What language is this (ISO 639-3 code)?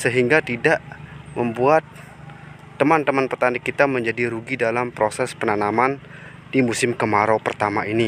ind